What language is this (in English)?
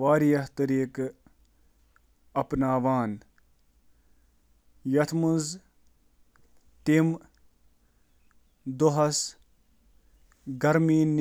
Kashmiri